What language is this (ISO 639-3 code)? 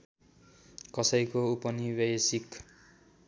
nep